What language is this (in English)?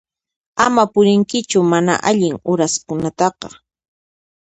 Puno Quechua